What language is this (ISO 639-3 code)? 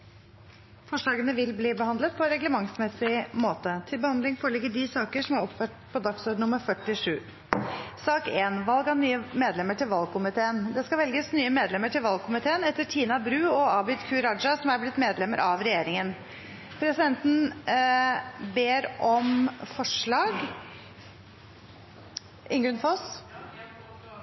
nor